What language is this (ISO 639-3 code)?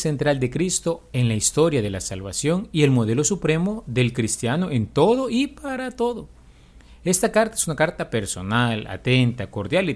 spa